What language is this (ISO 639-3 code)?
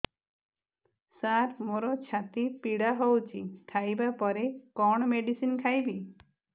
ori